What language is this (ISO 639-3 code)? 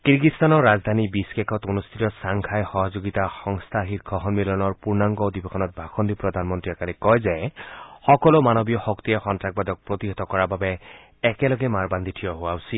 asm